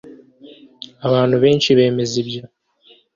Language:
Kinyarwanda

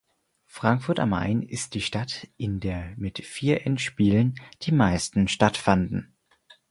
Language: German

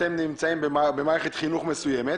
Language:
Hebrew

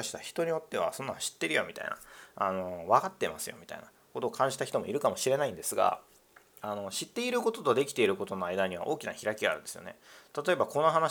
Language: Japanese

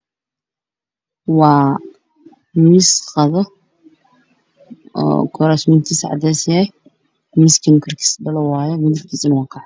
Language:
Somali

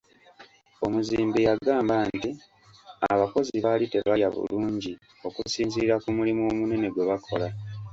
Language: Ganda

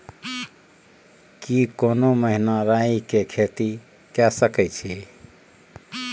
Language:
Maithili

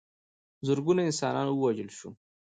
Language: Pashto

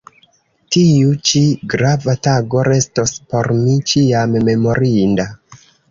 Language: Esperanto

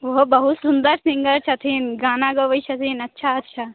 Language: Maithili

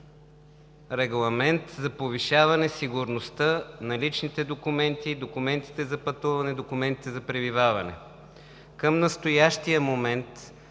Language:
Bulgarian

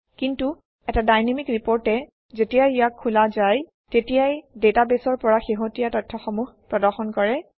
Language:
Assamese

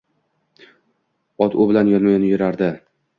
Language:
Uzbek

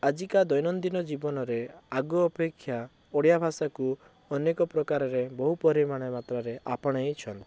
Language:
Odia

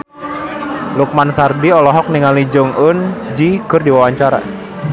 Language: Sundanese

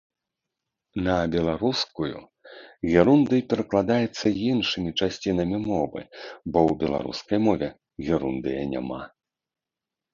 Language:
Belarusian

